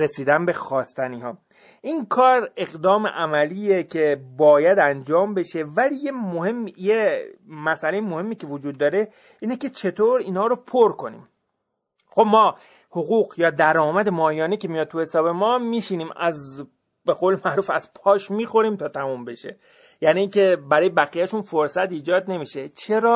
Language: Persian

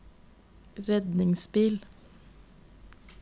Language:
Norwegian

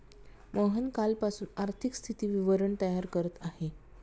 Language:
Marathi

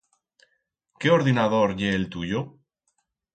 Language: Aragonese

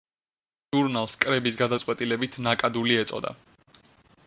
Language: Georgian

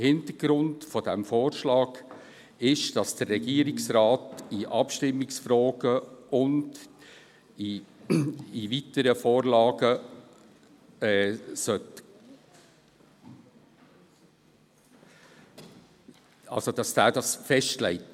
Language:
Swiss German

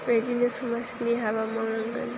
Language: Bodo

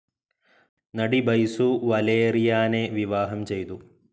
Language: Malayalam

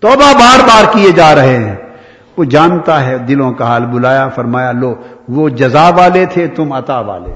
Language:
Urdu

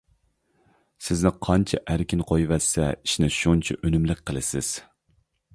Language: Uyghur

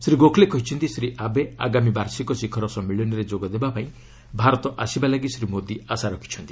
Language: Odia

